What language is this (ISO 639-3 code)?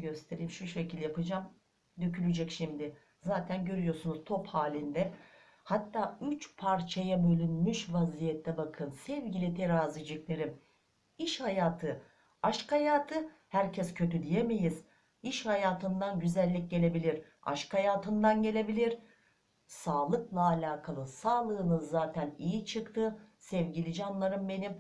tur